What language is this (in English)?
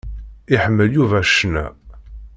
Kabyle